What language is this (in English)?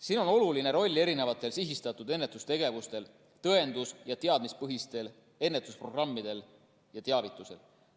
Estonian